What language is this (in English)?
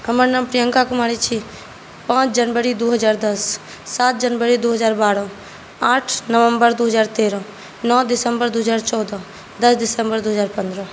Maithili